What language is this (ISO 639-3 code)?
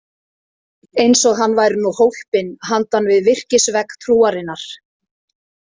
isl